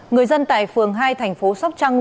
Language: Vietnamese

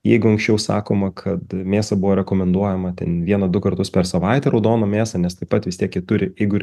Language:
Lithuanian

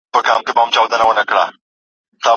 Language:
Pashto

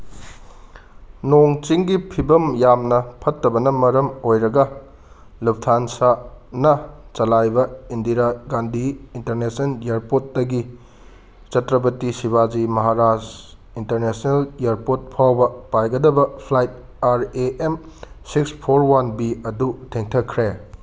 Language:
Manipuri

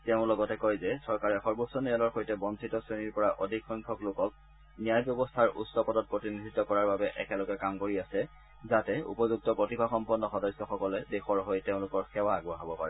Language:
Assamese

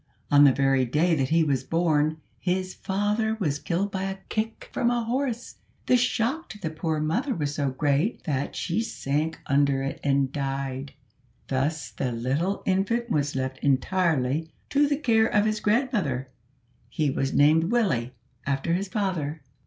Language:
English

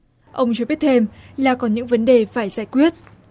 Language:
Vietnamese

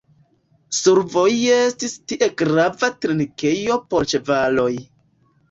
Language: Esperanto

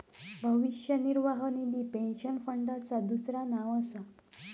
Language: Marathi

